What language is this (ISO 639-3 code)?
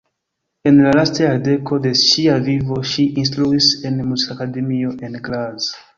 epo